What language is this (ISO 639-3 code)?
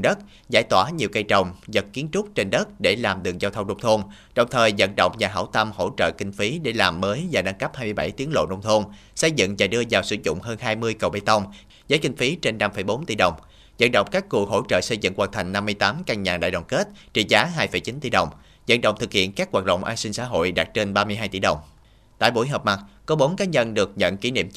vie